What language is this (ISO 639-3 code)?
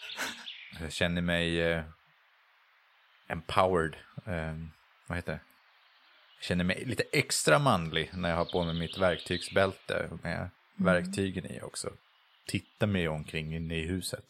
swe